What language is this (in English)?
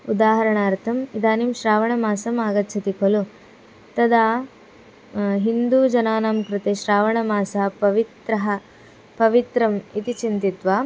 Sanskrit